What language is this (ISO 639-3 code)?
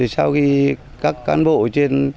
vie